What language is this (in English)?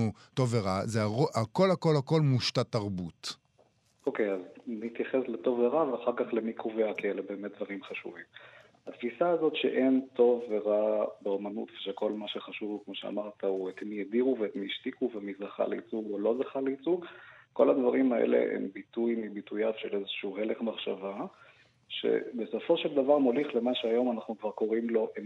Hebrew